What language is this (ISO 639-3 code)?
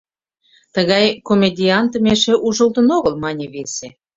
chm